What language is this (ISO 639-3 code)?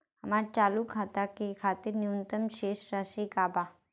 bho